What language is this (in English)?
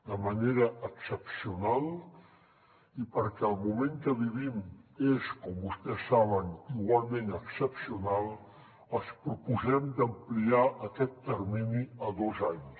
Catalan